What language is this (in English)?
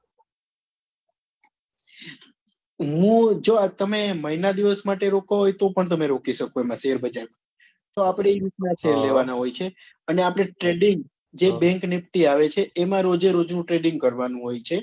Gujarati